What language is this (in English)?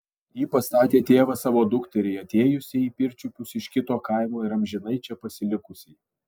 Lithuanian